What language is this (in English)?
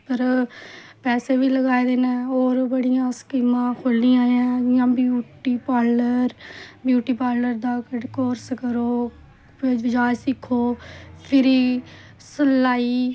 Dogri